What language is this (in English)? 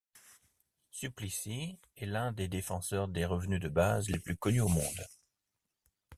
French